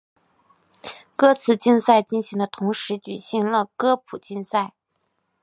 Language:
Chinese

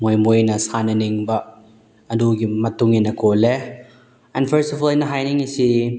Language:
Manipuri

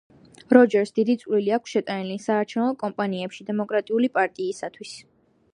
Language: Georgian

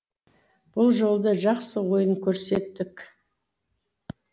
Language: Kazakh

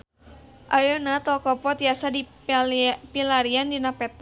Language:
Sundanese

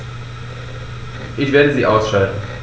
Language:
German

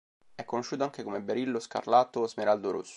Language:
Italian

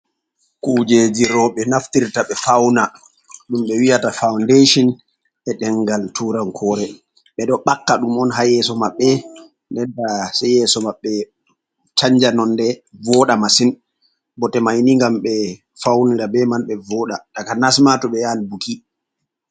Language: Fula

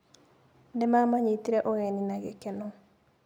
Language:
Kikuyu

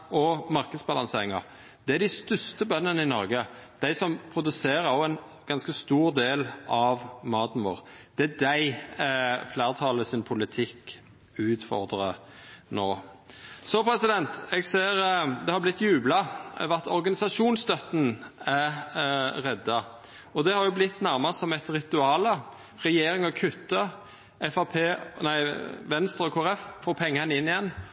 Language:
Norwegian Nynorsk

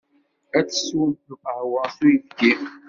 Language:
Kabyle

